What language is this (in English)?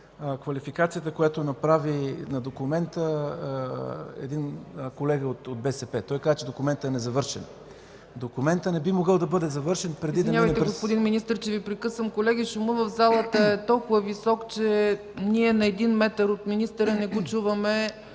Bulgarian